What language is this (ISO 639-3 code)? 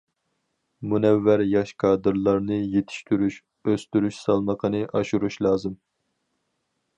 uig